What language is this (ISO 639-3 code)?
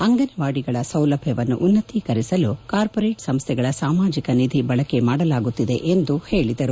kan